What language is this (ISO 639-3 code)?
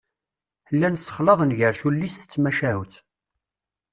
kab